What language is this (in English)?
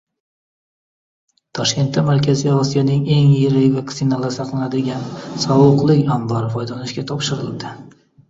Uzbek